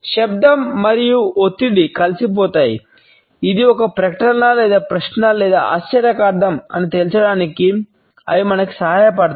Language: Telugu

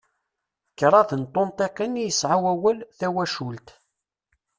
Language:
Kabyle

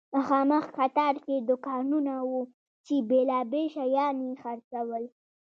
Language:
Pashto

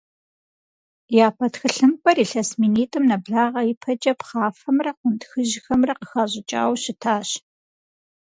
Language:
Kabardian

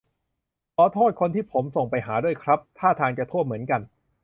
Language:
Thai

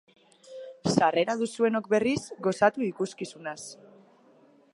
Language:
Basque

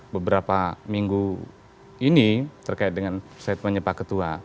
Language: Indonesian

